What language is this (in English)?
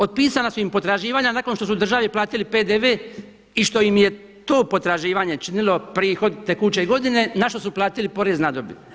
Croatian